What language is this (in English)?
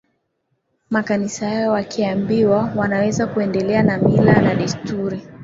Swahili